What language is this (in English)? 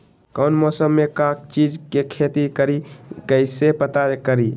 Magahi